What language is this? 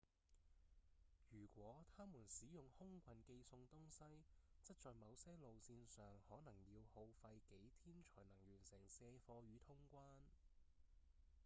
Cantonese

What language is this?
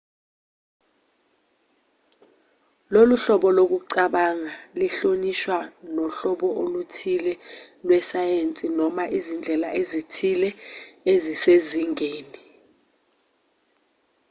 Zulu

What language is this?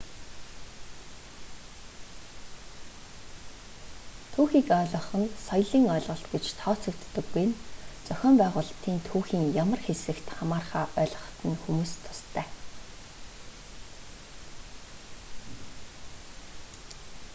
Mongolian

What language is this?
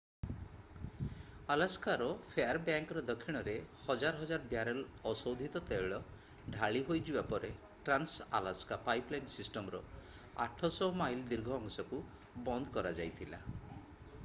Odia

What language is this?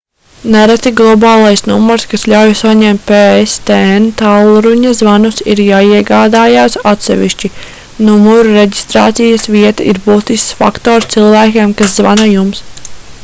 Latvian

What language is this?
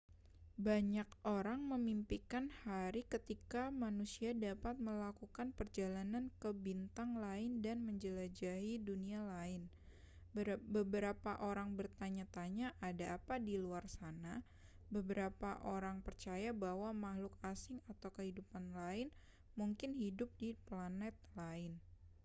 Indonesian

